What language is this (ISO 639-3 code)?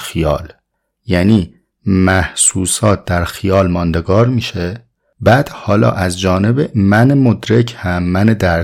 fas